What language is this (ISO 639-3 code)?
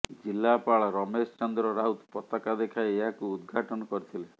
ori